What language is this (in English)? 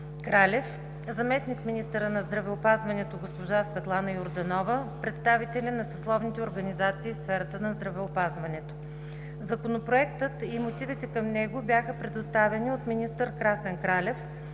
Bulgarian